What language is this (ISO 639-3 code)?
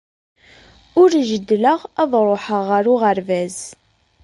kab